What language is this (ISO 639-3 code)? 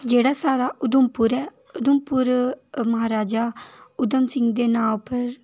doi